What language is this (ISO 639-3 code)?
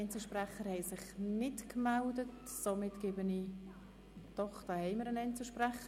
gsw